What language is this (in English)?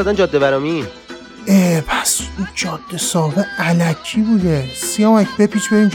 Persian